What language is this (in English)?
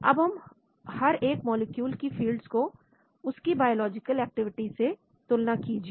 Hindi